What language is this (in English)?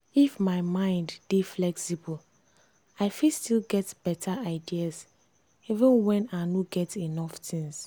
Nigerian Pidgin